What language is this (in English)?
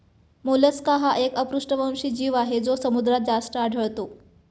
Marathi